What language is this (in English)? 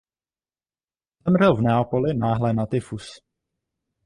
Czech